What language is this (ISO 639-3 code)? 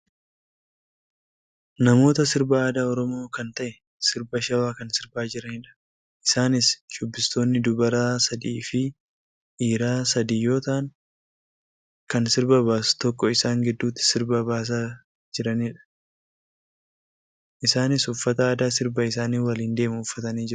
orm